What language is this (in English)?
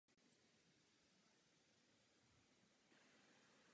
Czech